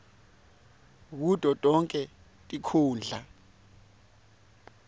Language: Swati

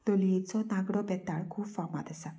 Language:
Konkani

